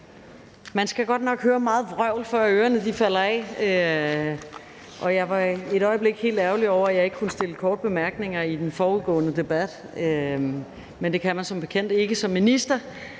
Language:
Danish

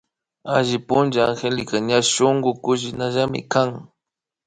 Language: Imbabura Highland Quichua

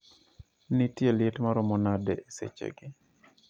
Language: Luo (Kenya and Tanzania)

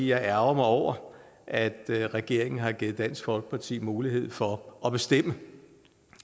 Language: Danish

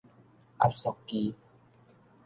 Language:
Min Nan Chinese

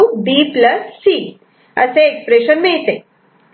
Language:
Marathi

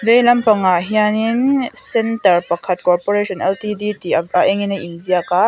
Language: Mizo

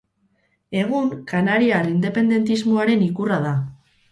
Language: Basque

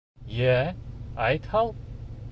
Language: Bashkir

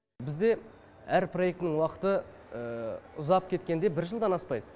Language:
Kazakh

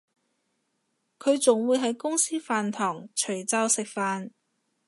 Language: Cantonese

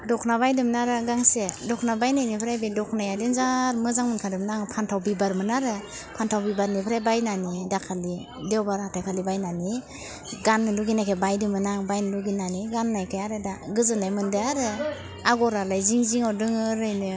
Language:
Bodo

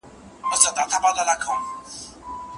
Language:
Pashto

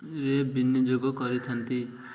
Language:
Odia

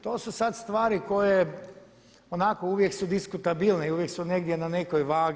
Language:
Croatian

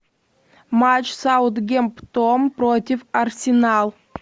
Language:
Russian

